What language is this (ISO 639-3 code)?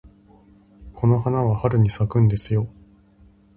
jpn